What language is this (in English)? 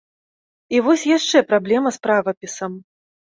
Belarusian